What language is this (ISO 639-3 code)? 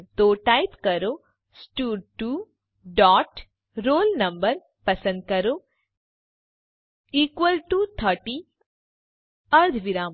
guj